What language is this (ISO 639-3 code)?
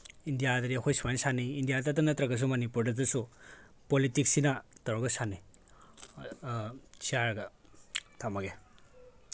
mni